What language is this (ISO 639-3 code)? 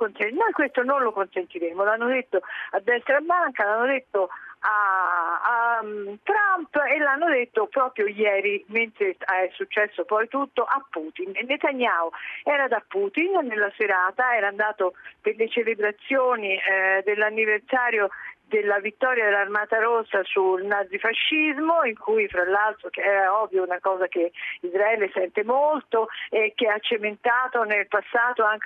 ita